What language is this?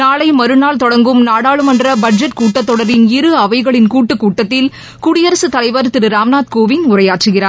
Tamil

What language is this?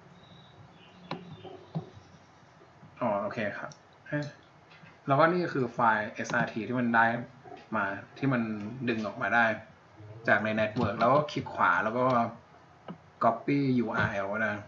Thai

